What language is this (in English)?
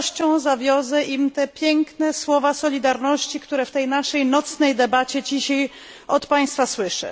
Polish